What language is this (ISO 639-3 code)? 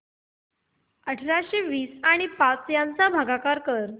mar